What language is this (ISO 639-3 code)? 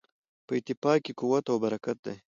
pus